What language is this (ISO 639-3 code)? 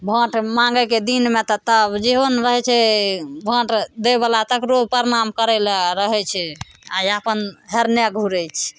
mai